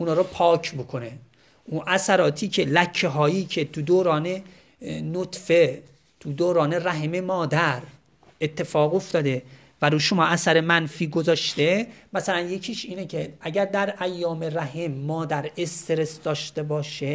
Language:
Persian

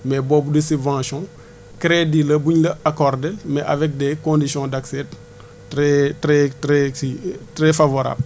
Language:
Wolof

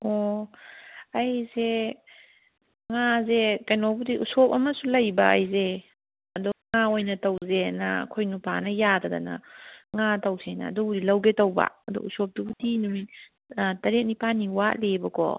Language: Manipuri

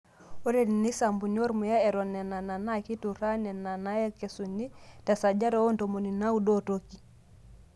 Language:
Masai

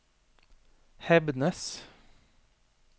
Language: Norwegian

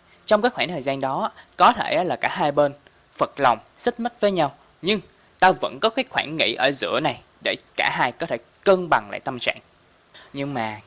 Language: Vietnamese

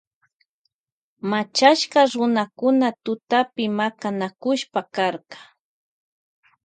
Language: Loja Highland Quichua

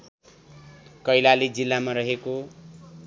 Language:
Nepali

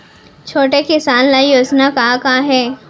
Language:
Chhattisgarhi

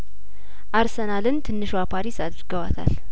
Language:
Amharic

